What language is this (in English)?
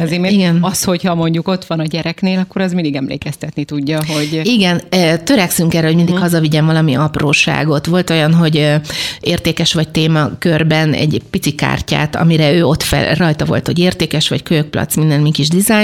Hungarian